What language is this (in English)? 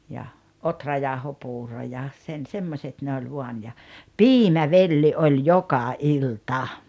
Finnish